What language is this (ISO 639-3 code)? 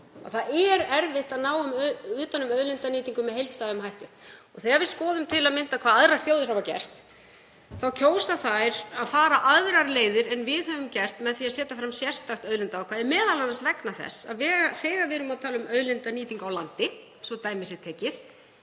isl